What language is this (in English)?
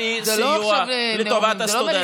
Hebrew